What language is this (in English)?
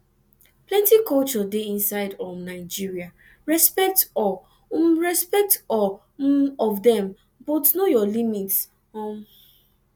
Nigerian Pidgin